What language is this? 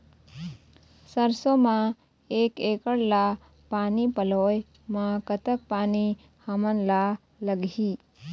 Chhattisgarhi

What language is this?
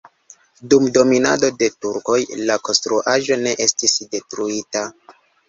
Esperanto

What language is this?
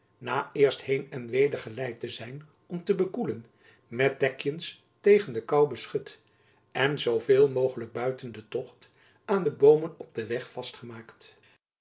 Dutch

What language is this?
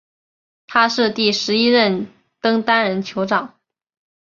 Chinese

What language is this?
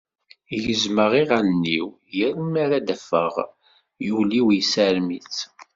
Kabyle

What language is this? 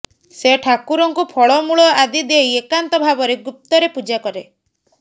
Odia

